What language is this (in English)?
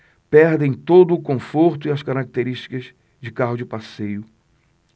Portuguese